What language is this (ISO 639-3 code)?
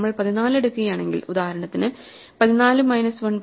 mal